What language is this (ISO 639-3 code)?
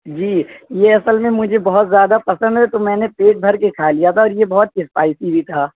urd